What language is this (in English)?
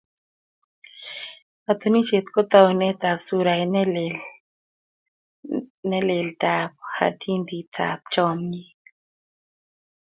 Kalenjin